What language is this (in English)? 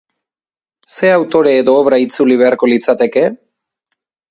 Basque